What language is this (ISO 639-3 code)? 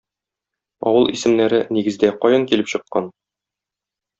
tat